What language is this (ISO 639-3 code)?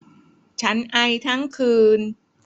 tha